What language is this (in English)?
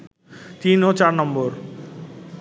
Bangla